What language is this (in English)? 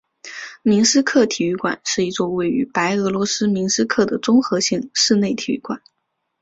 Chinese